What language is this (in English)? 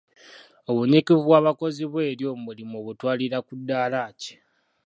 Ganda